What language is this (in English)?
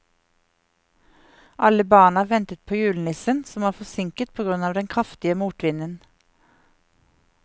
Norwegian